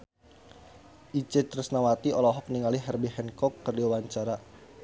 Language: Sundanese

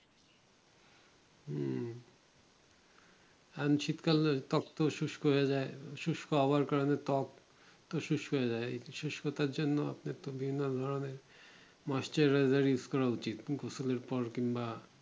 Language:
Bangla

